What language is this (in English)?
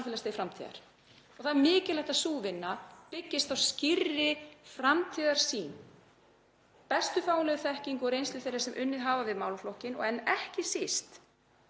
Icelandic